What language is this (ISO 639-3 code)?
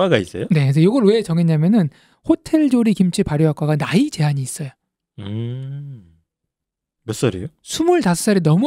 kor